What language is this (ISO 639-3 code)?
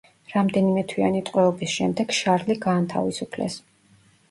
kat